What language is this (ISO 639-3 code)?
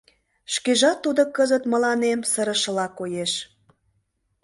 chm